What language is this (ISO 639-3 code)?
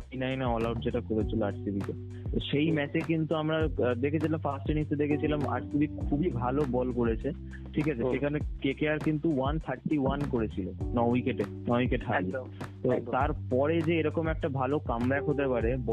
ben